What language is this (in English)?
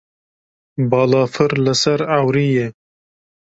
Kurdish